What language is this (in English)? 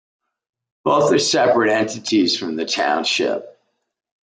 English